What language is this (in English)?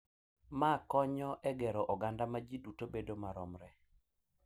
Luo (Kenya and Tanzania)